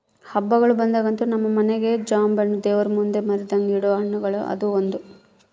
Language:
Kannada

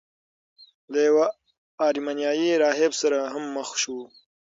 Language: Pashto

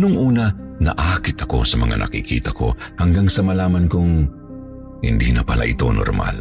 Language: Filipino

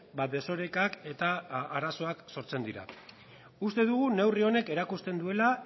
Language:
Basque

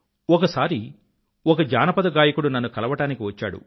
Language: Telugu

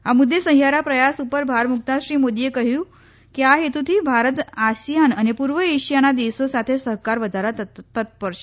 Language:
Gujarati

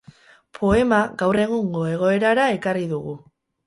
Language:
Basque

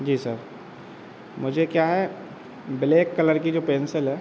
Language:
Hindi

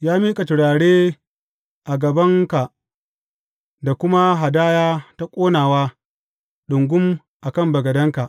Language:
Hausa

